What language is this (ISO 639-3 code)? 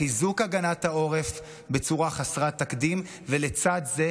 heb